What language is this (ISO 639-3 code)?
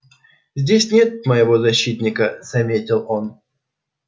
rus